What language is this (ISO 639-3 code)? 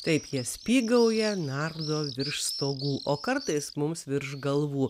lit